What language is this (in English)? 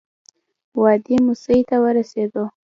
Pashto